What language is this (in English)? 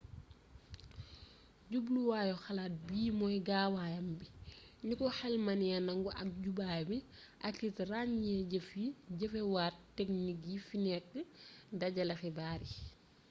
Wolof